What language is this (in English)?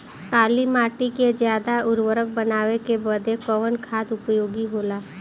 Bhojpuri